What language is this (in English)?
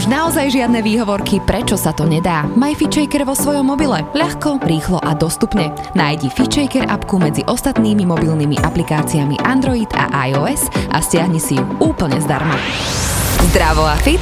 Slovak